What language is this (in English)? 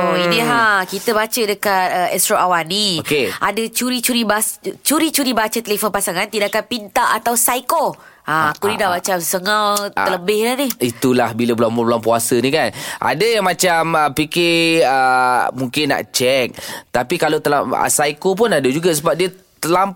Malay